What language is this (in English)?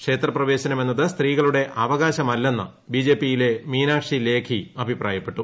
Malayalam